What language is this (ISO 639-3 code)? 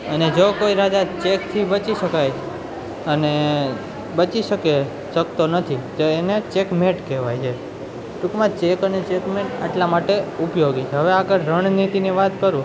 guj